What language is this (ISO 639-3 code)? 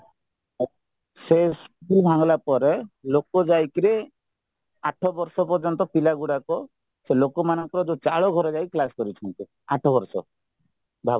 ori